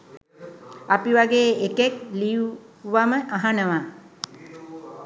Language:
Sinhala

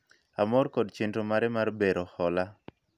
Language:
Luo (Kenya and Tanzania)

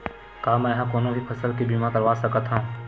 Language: Chhattisgarhi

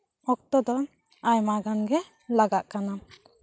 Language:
Santali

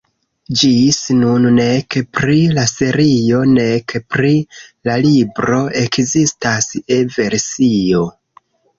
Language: Esperanto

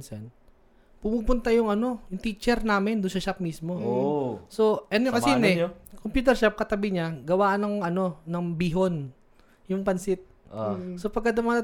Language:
Filipino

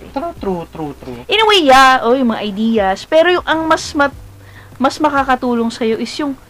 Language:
Filipino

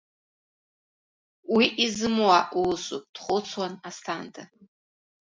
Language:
Abkhazian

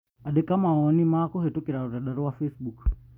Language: Kikuyu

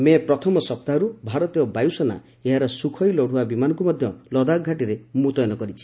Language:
Odia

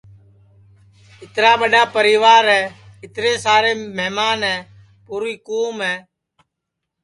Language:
Sansi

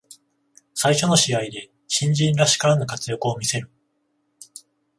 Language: Japanese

